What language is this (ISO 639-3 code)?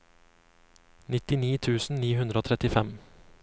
nor